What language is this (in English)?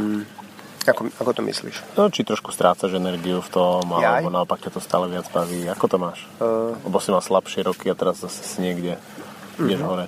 Slovak